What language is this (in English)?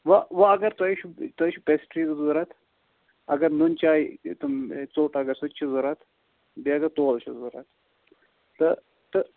Kashmiri